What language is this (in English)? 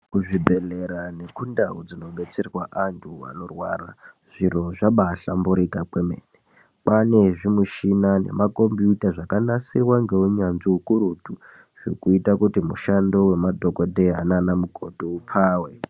Ndau